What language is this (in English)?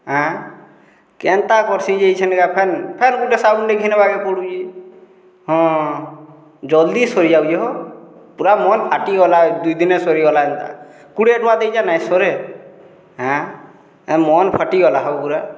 Odia